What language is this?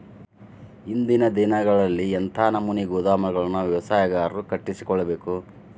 Kannada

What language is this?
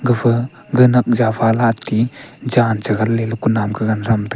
Wancho Naga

